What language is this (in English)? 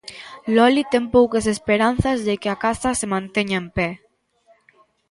Galician